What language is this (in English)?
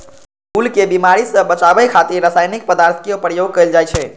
Maithili